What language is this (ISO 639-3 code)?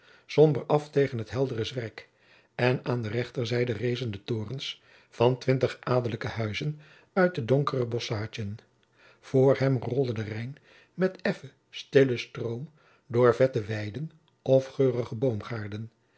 nld